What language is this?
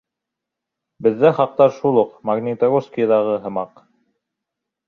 Bashkir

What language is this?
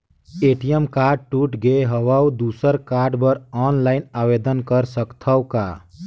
Chhattisgarhi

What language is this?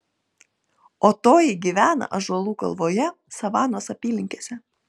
Lithuanian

